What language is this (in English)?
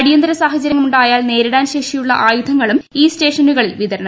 Malayalam